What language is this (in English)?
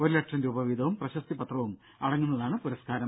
Malayalam